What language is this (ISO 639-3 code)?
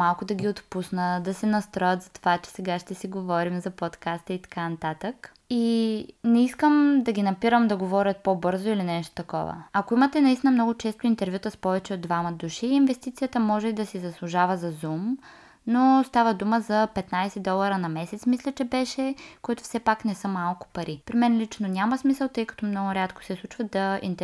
bul